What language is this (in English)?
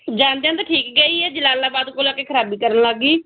Punjabi